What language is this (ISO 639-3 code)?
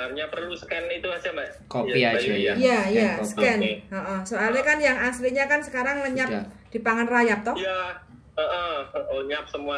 ind